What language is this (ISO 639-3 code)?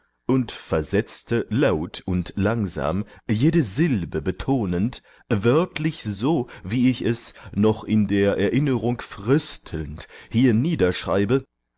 deu